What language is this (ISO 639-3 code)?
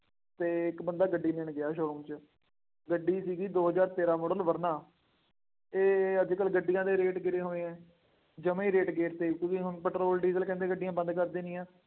pan